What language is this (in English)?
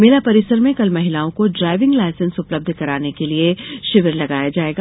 Hindi